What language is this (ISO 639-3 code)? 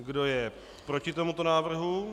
ces